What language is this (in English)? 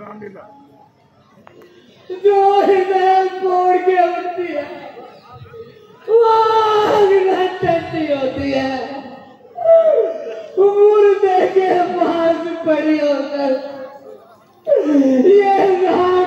Arabic